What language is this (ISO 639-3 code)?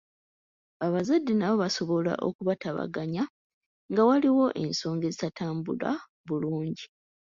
lug